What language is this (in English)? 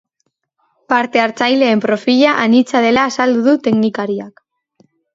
Basque